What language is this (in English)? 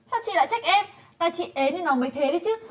Vietnamese